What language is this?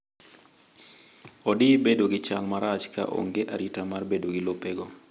Luo (Kenya and Tanzania)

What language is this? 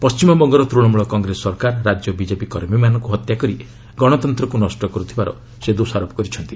Odia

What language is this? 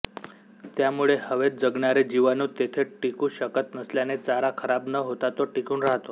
Marathi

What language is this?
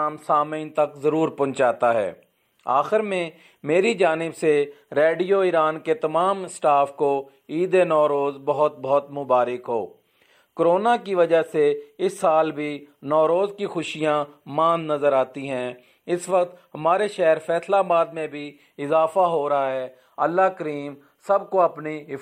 Urdu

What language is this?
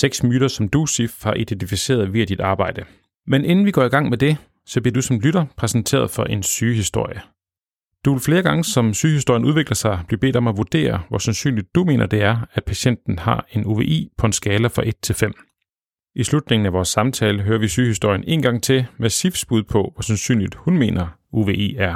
Danish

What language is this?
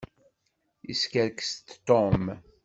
Kabyle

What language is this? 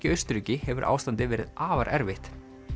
Icelandic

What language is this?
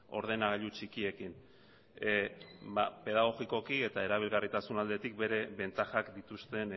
Basque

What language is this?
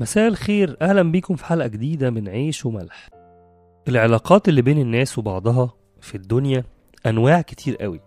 Arabic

